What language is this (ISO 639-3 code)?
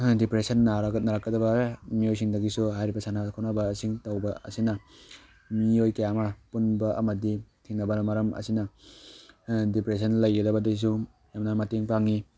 mni